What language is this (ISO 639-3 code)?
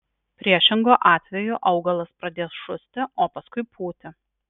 lit